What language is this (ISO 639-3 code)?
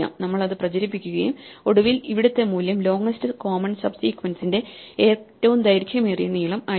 mal